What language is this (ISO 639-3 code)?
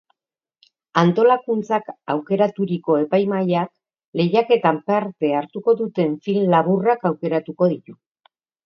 eus